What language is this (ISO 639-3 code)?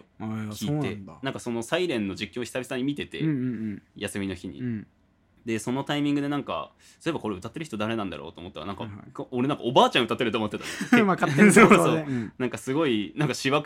jpn